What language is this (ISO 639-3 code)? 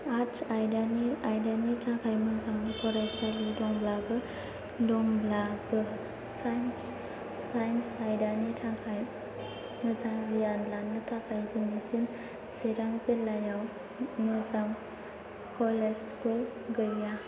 brx